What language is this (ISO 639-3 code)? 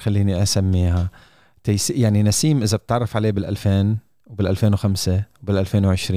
ara